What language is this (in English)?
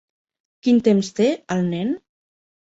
Catalan